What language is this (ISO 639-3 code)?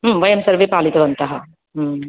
san